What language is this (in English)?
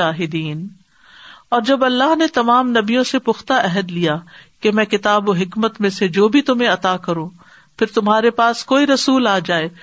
Urdu